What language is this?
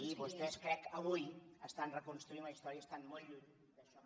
Catalan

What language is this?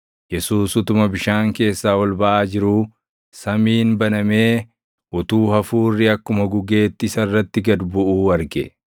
Oromo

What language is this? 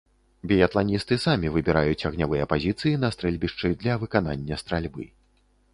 Belarusian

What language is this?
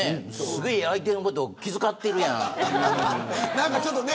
Japanese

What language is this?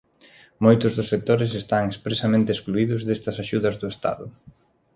Galician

